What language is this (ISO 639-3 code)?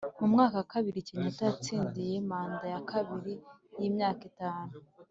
kin